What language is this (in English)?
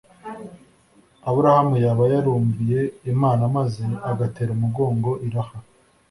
Kinyarwanda